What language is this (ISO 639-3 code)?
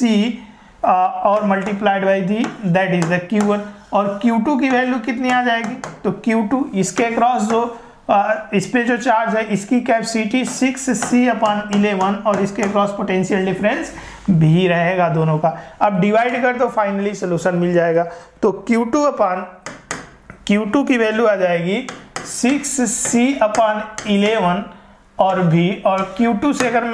hin